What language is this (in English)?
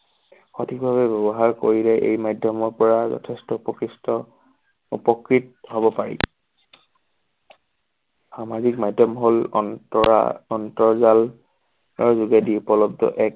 Assamese